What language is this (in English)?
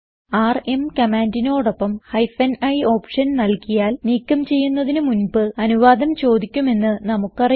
Malayalam